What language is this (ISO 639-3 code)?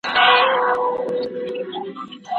pus